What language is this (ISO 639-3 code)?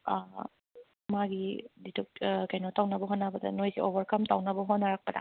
mni